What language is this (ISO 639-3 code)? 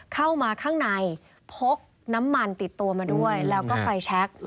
tha